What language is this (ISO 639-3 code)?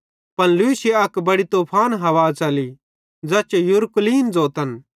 bhd